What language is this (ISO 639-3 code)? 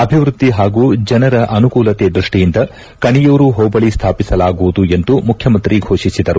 kan